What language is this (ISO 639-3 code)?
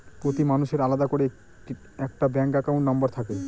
ben